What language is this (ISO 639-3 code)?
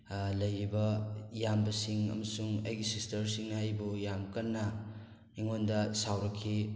mni